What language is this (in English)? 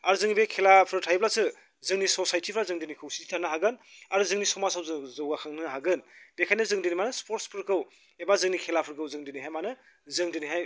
Bodo